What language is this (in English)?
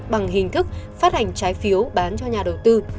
Vietnamese